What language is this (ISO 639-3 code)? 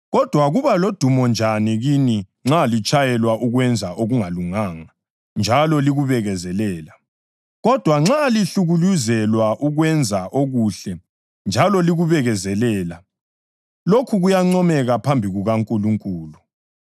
nde